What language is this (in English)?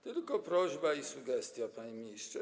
Polish